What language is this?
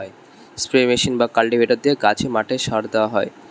Bangla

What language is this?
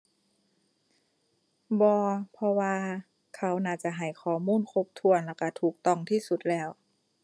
Thai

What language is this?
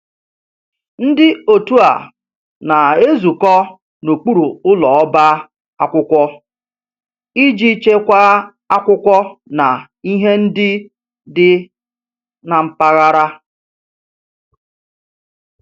Igbo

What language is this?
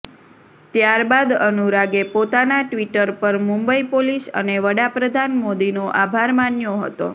Gujarati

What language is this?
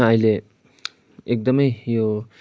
Nepali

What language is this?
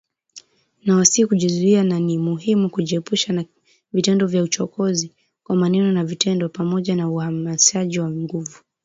Swahili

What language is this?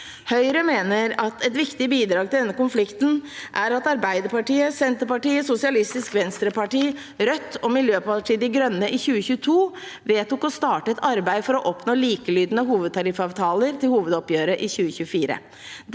Norwegian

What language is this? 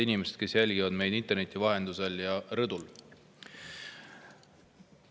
Estonian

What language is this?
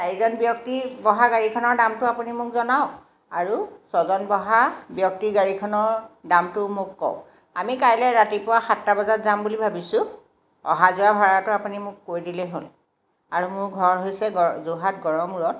Assamese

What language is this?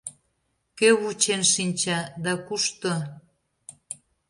Mari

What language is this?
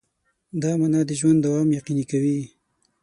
Pashto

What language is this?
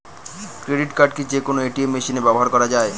Bangla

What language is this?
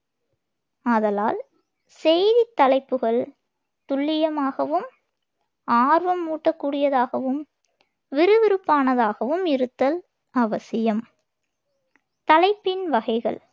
Tamil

